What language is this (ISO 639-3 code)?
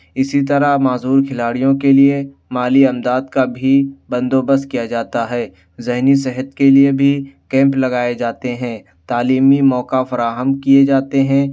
urd